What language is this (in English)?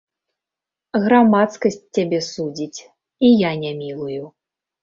Belarusian